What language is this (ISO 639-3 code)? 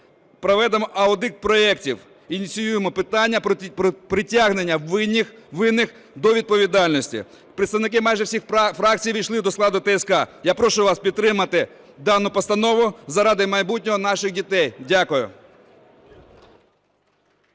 ukr